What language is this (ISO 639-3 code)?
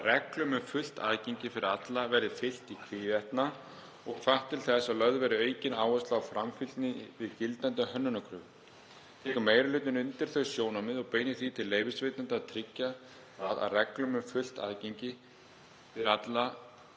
isl